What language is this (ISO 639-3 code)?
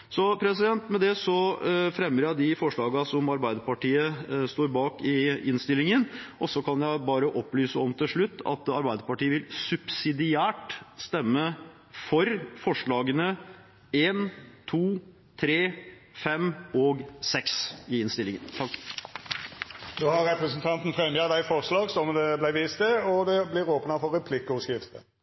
nor